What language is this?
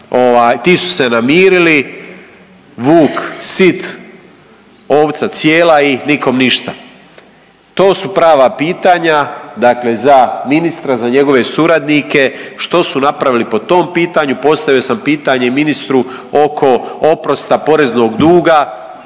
Croatian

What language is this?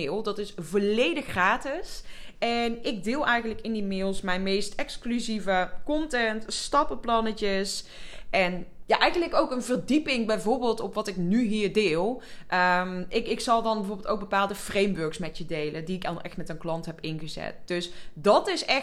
Dutch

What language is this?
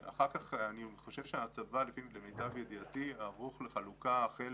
Hebrew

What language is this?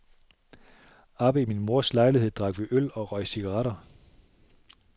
Danish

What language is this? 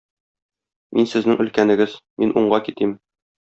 Tatar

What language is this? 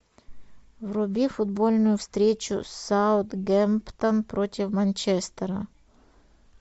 Russian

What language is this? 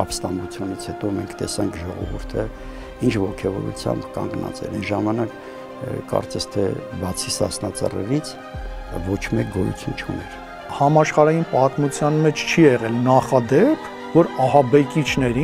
Romanian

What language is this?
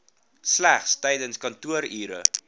Afrikaans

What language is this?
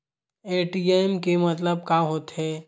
Chhattisgarhi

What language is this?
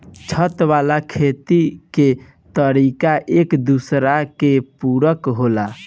Bhojpuri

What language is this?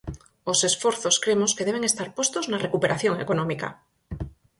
Galician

